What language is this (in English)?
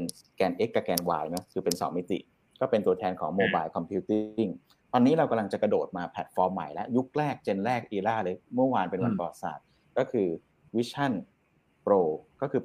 Thai